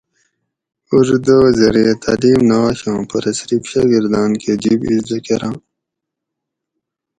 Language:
Gawri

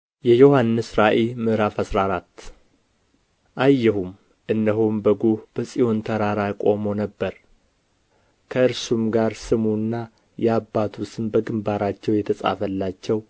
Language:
Amharic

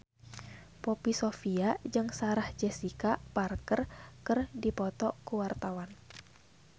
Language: Sundanese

